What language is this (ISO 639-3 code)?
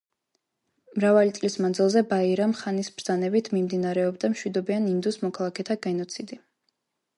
kat